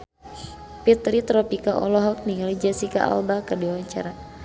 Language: Sundanese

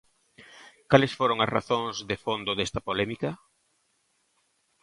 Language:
Galician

